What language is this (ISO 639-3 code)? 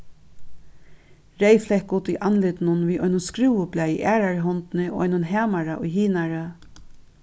fao